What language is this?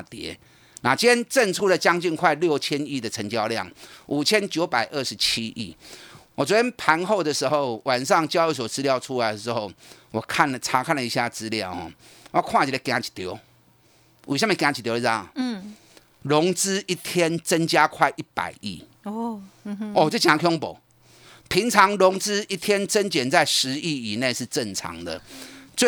Chinese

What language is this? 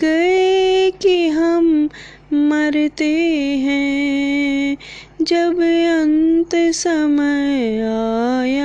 Hindi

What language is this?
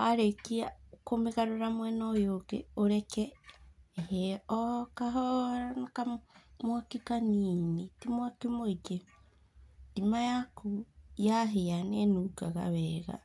Kikuyu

